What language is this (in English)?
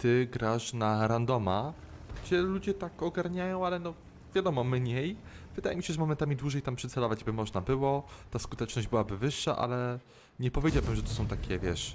Polish